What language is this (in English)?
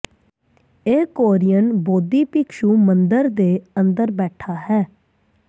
Punjabi